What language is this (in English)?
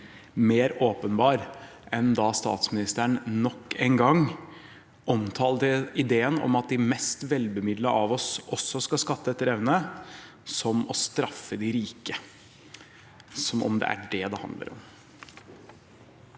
Norwegian